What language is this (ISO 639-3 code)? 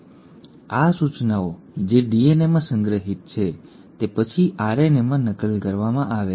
guj